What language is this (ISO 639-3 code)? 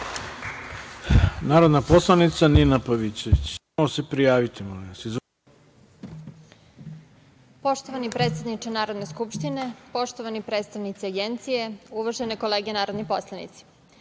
srp